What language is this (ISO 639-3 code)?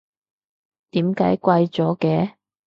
yue